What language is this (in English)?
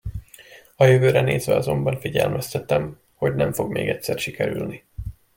Hungarian